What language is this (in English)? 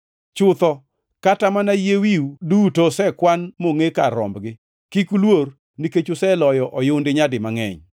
Luo (Kenya and Tanzania)